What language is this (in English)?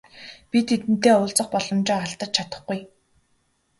Mongolian